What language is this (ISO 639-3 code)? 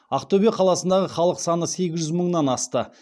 kaz